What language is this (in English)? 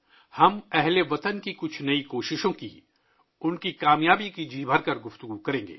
Urdu